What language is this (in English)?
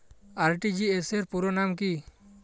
Bangla